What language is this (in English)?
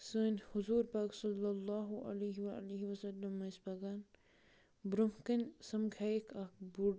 Kashmiri